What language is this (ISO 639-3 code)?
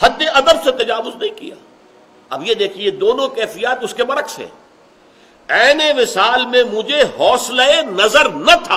urd